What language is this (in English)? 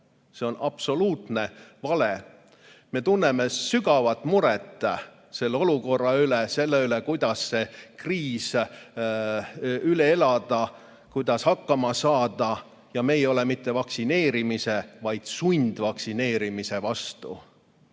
Estonian